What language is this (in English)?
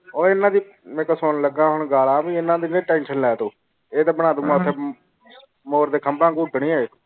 Punjabi